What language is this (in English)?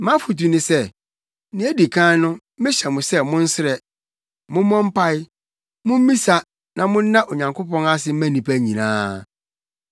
Akan